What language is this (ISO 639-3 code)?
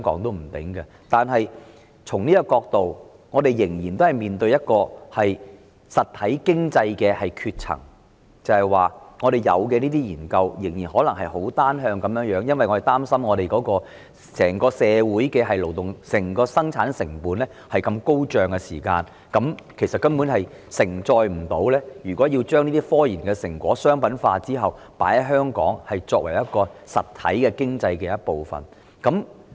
yue